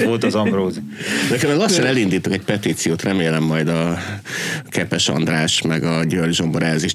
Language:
Hungarian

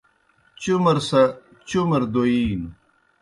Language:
Kohistani Shina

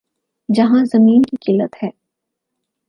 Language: Urdu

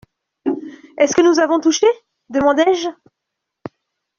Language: French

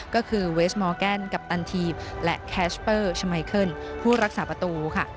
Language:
Thai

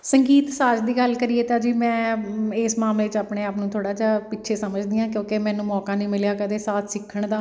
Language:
Punjabi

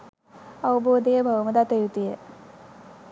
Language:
Sinhala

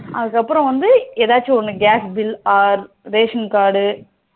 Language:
Tamil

